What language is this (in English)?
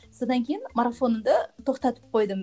Kazakh